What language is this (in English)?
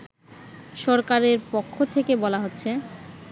Bangla